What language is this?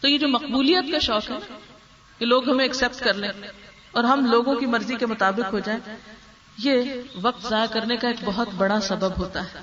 Urdu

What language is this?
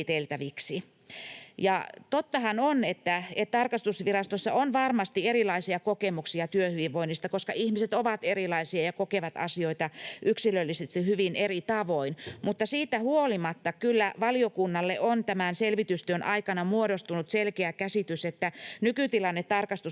Finnish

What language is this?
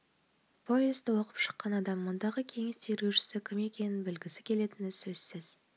Kazakh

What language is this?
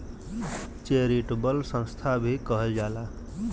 Bhojpuri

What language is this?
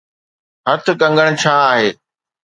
Sindhi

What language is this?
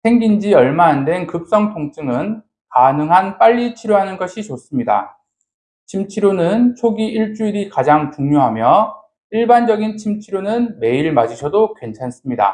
Korean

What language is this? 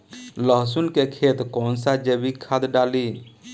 Bhojpuri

